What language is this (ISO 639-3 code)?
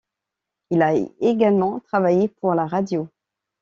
fra